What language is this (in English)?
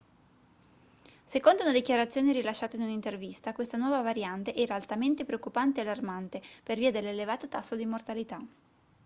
Italian